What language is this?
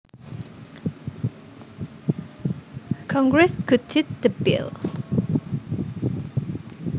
Javanese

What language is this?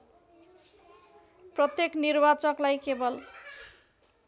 Nepali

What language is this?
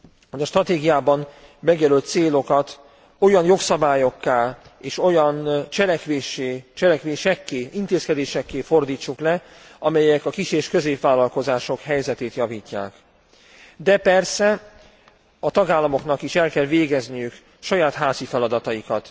Hungarian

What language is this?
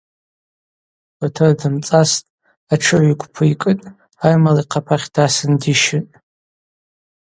Abaza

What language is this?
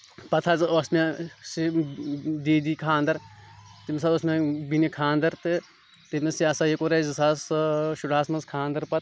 Kashmiri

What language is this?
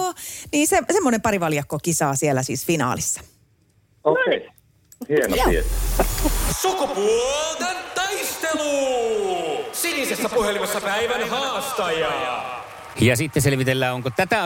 Finnish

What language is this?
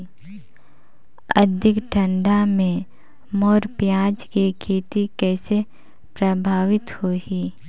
Chhattisgarhi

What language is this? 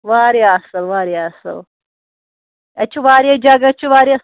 Kashmiri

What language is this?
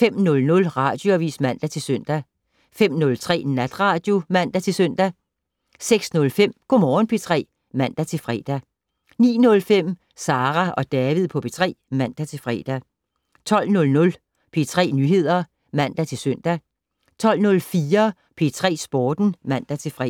Danish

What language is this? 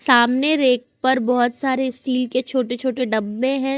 Hindi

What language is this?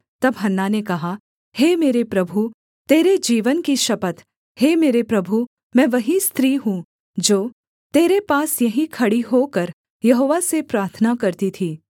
Hindi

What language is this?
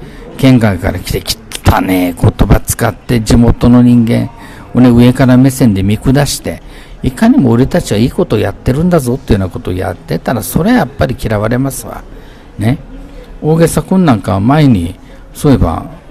Japanese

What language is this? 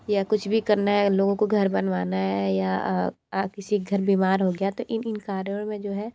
Hindi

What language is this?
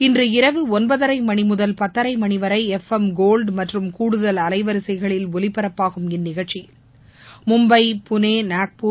Tamil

